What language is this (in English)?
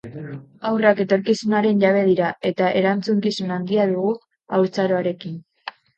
Basque